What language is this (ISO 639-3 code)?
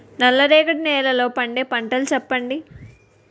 tel